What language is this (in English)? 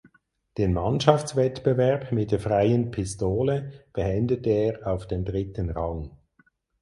German